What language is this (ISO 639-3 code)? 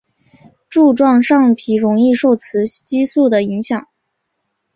zho